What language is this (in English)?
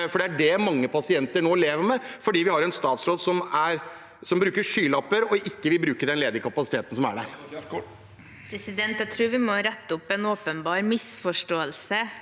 Norwegian